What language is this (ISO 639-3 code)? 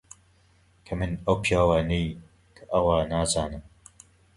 ckb